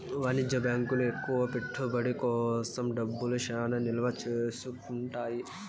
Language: Telugu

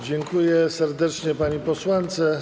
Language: Polish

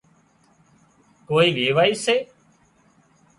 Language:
Wadiyara Koli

